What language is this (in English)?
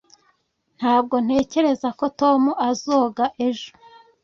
Kinyarwanda